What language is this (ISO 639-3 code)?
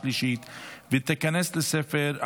heb